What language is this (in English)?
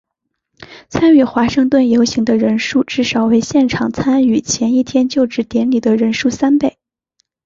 Chinese